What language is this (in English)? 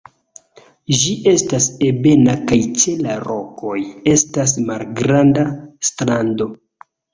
Esperanto